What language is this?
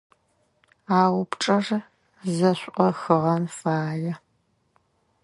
Adyghe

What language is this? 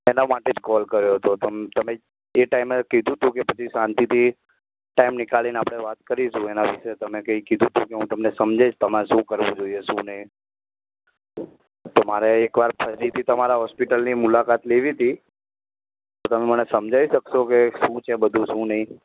Gujarati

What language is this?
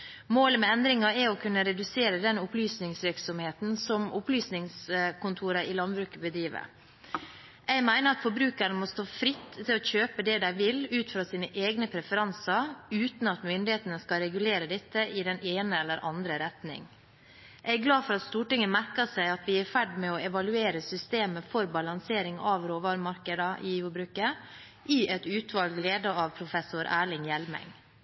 Norwegian Bokmål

